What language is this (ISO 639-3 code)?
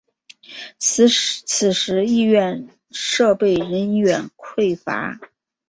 zho